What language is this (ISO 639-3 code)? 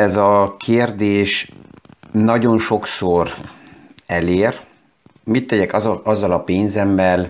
hun